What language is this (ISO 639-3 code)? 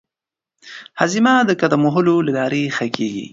pus